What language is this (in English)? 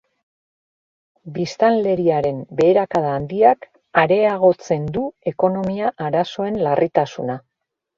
Basque